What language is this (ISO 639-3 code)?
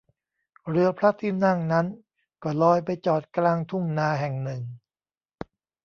tha